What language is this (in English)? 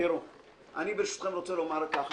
Hebrew